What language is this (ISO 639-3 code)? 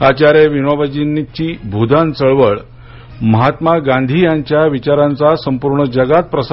mar